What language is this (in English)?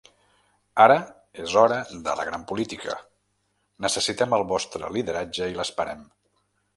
Catalan